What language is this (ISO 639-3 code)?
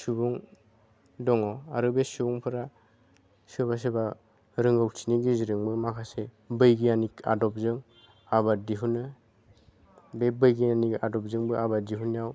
brx